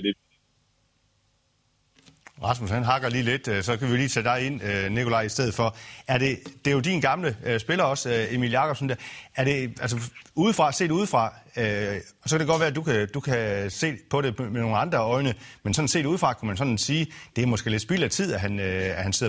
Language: Danish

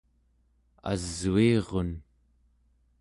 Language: Central Yupik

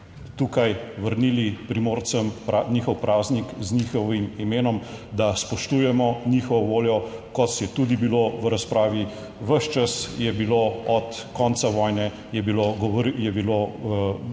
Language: Slovenian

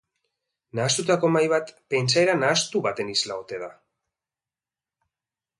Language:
Basque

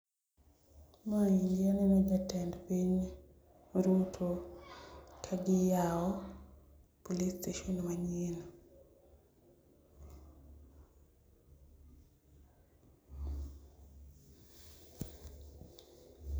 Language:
Luo (Kenya and Tanzania)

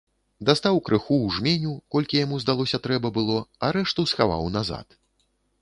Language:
Belarusian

